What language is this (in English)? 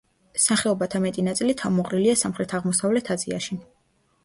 Georgian